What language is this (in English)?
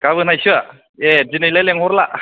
Bodo